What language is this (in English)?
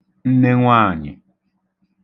Igbo